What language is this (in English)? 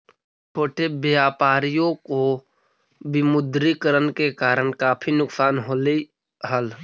Magahi